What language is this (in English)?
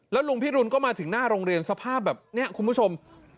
Thai